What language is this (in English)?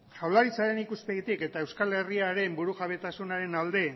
Basque